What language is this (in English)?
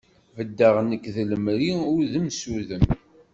Kabyle